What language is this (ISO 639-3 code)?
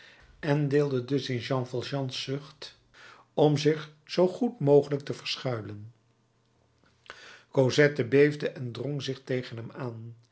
nld